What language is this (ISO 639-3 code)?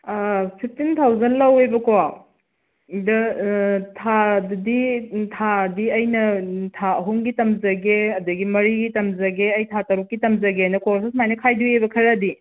mni